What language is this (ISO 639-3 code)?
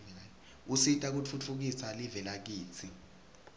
ssw